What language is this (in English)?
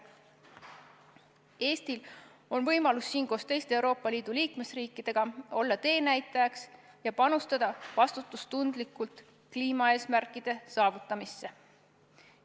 Estonian